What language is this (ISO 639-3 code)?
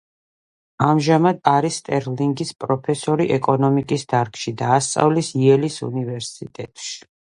kat